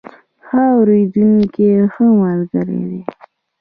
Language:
Pashto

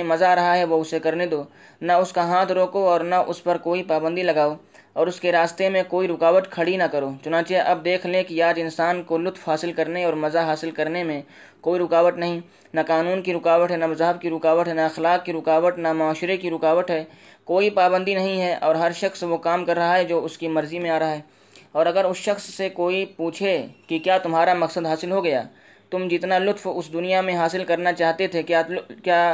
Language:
Urdu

